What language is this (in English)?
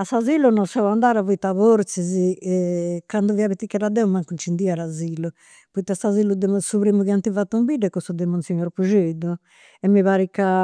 Campidanese Sardinian